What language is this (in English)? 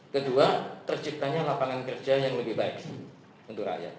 Indonesian